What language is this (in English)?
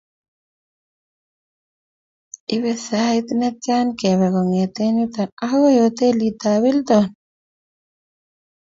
Kalenjin